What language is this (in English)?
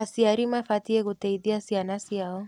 Kikuyu